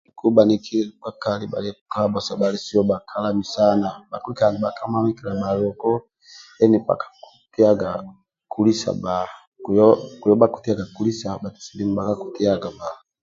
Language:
Amba (Uganda)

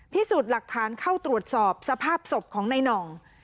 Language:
Thai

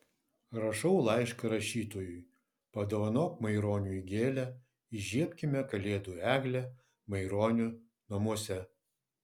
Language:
Lithuanian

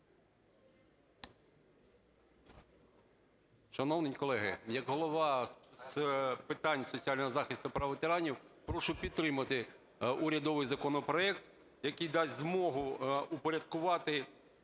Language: Ukrainian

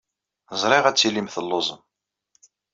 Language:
Kabyle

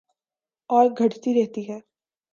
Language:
Urdu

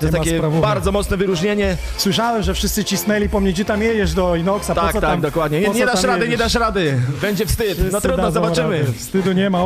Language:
Polish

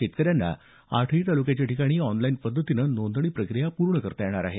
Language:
Marathi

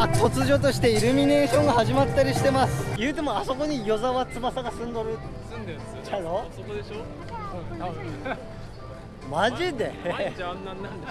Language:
Japanese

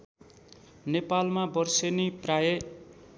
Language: Nepali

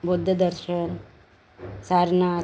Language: Marathi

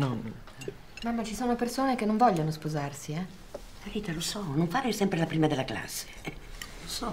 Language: Italian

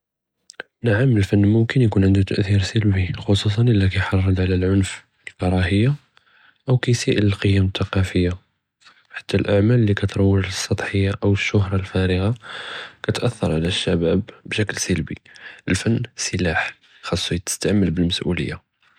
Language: Judeo-Arabic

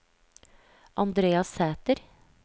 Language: Norwegian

